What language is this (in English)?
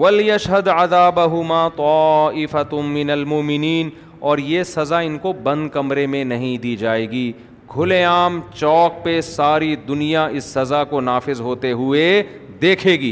Urdu